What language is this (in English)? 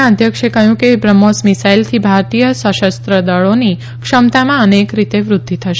Gujarati